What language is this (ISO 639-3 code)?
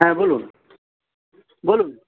ben